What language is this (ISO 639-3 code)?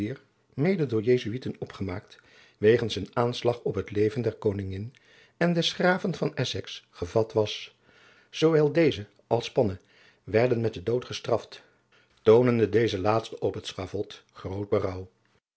nld